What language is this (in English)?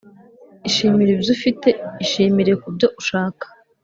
Kinyarwanda